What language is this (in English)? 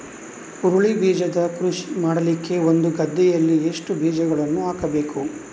Kannada